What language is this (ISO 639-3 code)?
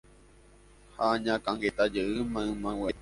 grn